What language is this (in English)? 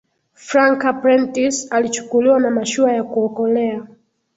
Swahili